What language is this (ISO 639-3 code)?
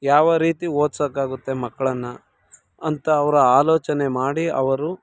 kan